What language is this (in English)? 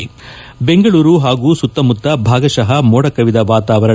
Kannada